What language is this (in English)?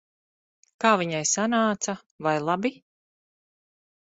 Latvian